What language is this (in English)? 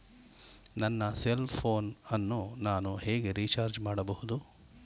Kannada